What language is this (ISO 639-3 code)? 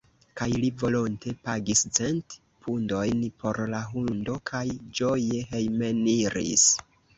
epo